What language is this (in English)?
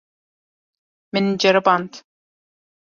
Kurdish